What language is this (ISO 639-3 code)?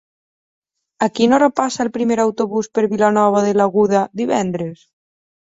cat